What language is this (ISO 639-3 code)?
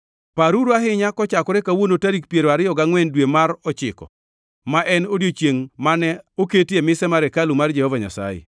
luo